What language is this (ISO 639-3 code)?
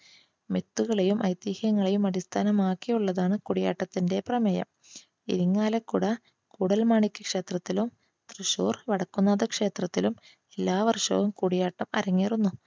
mal